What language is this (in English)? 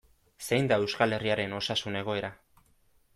Basque